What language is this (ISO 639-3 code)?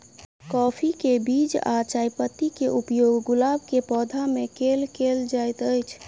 mai